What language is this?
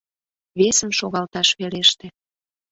Mari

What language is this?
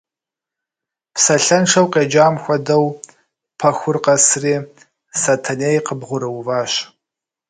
Kabardian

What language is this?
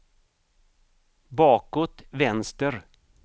Swedish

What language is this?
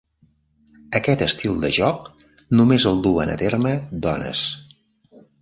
Catalan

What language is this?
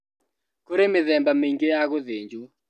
Kikuyu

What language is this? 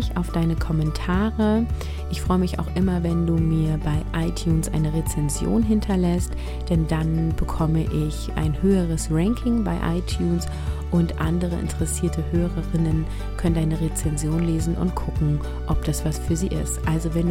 German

